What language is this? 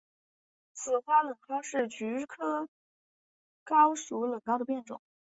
Chinese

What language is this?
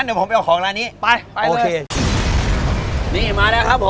Thai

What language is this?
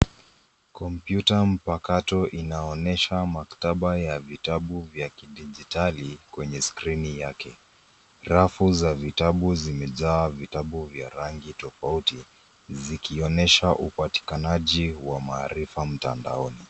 Swahili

